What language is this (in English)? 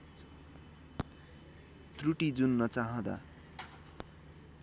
Nepali